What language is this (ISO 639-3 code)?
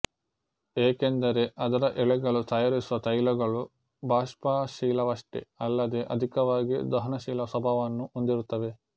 kan